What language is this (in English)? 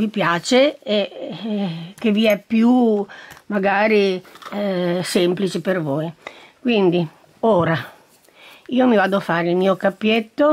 Italian